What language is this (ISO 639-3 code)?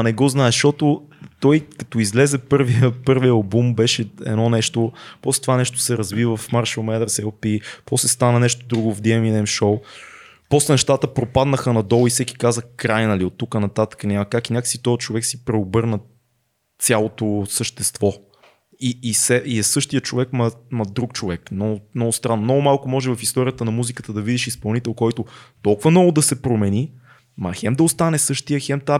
bul